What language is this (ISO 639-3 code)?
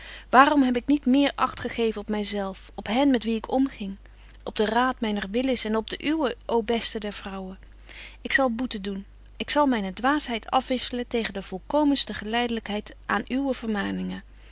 nld